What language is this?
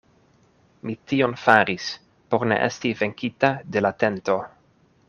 Esperanto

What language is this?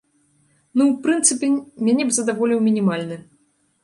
Belarusian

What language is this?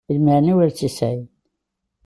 Kabyle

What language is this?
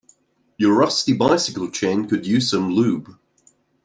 English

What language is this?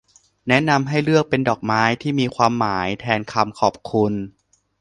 Thai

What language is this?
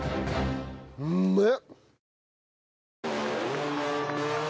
Japanese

